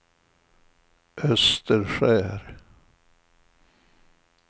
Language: Swedish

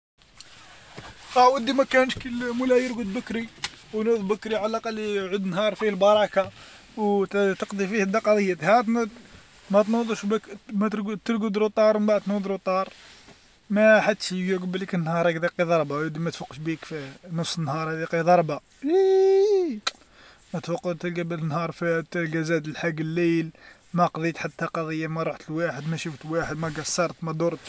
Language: Algerian Arabic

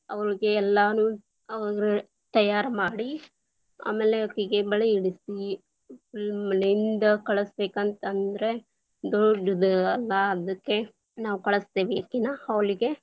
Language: Kannada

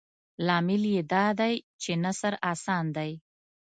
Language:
Pashto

